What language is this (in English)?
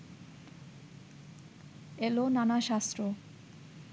Bangla